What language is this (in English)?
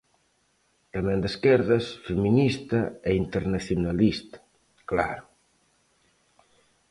Galician